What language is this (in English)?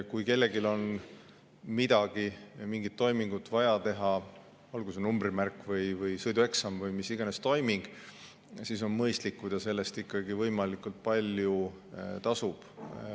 Estonian